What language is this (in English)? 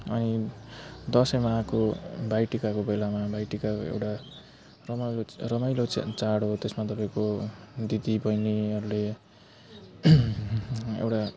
Nepali